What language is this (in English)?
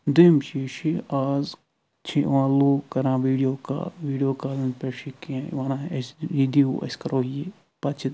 Kashmiri